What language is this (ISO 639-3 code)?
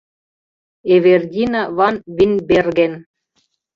chm